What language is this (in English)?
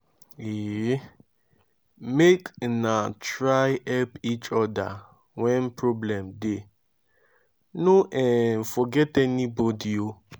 Nigerian Pidgin